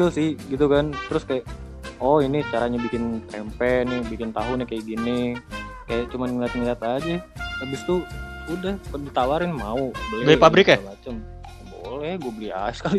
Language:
Indonesian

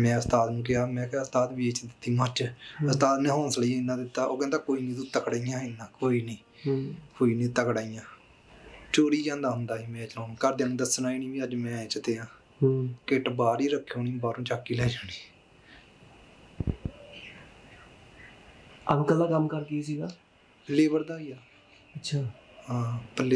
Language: Punjabi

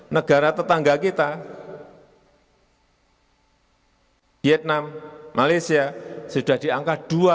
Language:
Indonesian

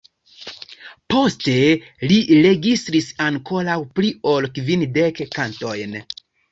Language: Esperanto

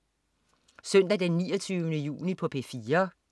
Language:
Danish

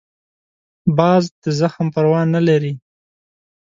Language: Pashto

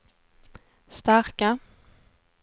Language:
Swedish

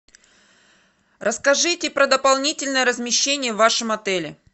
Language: Russian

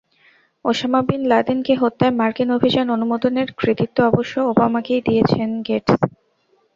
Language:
Bangla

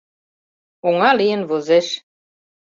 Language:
Mari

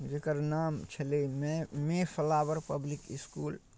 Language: Maithili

